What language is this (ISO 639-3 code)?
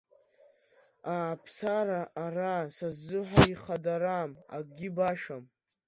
abk